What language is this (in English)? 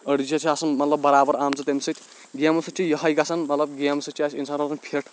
Kashmiri